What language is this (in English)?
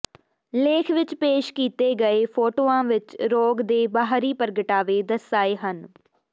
Punjabi